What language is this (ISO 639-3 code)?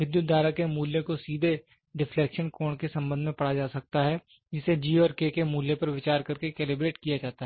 hin